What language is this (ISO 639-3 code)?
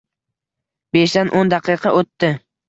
uzb